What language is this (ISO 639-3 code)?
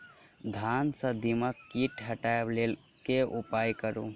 mai